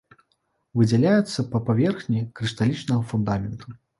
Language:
Belarusian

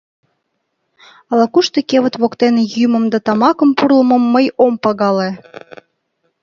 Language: Mari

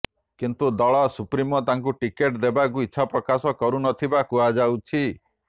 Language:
Odia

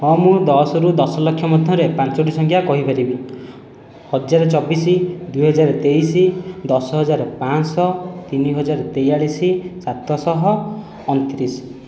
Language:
Odia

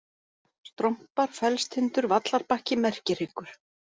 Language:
Icelandic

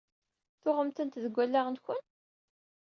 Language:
Kabyle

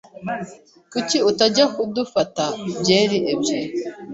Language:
Kinyarwanda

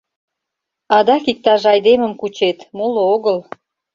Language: Mari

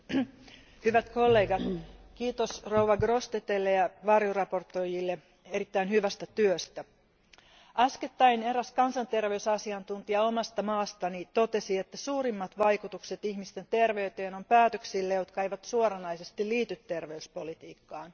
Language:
Finnish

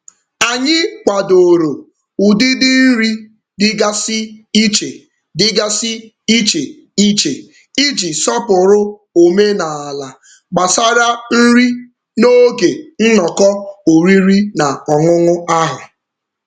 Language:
Igbo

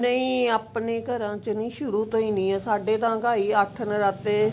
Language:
Punjabi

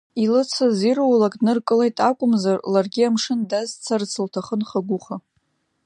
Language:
Abkhazian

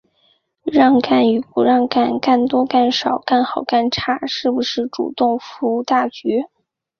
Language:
Chinese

